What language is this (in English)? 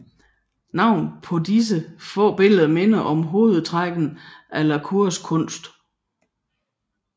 Danish